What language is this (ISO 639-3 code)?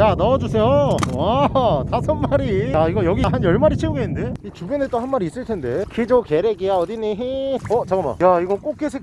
kor